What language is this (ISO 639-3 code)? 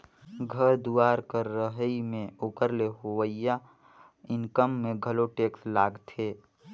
hne